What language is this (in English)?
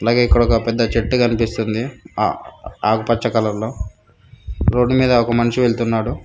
Telugu